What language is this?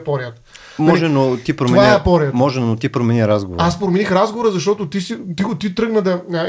Bulgarian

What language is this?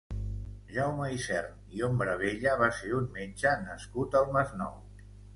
Catalan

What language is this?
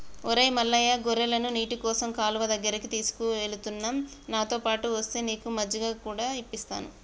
Telugu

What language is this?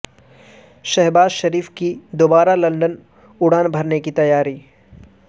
Urdu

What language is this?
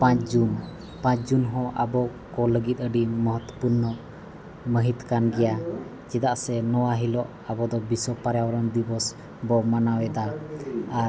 Santali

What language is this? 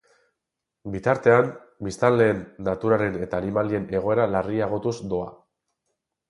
Basque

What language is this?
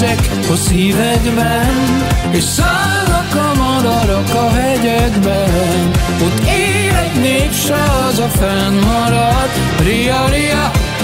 Romanian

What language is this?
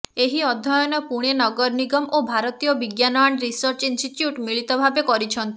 Odia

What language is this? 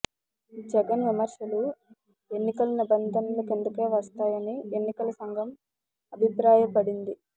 Telugu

